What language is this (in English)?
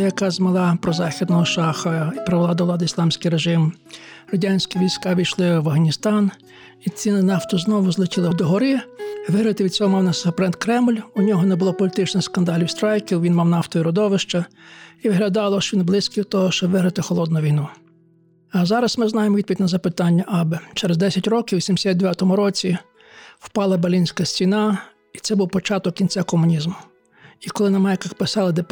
Ukrainian